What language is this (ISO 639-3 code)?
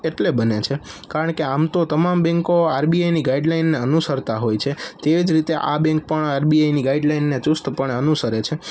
guj